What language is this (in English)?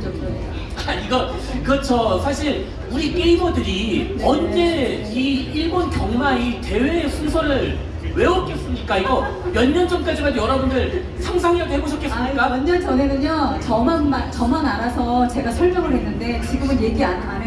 Korean